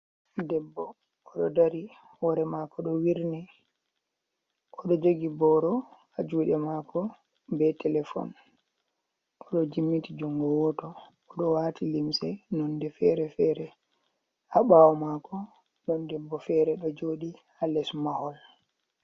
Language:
Fula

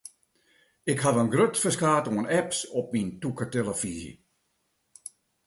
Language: Western Frisian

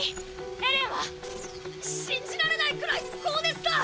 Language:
Japanese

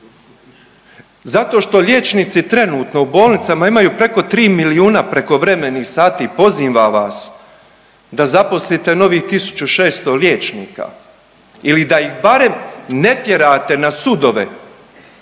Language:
Croatian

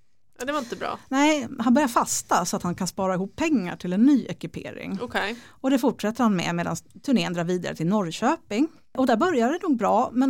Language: Swedish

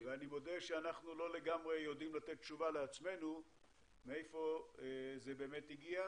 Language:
Hebrew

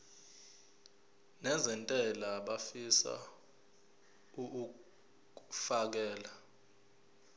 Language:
Zulu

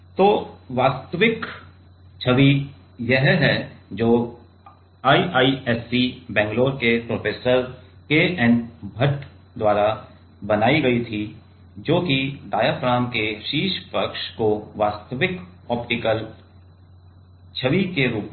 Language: Hindi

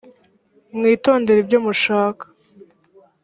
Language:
Kinyarwanda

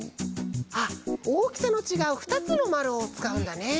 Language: Japanese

